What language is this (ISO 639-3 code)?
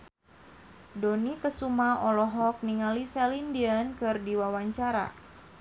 sun